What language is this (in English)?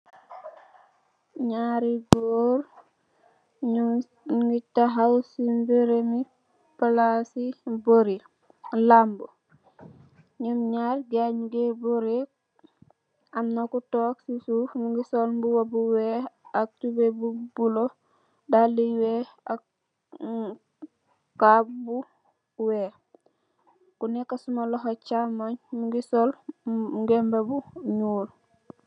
Wolof